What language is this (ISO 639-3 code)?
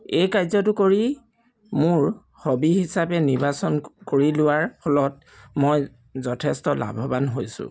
asm